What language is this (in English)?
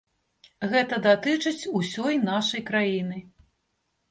Belarusian